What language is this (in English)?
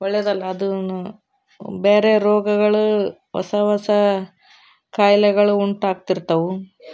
Kannada